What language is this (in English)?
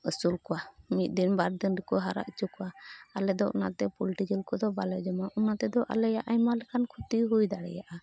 Santali